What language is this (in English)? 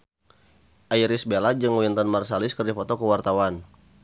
Sundanese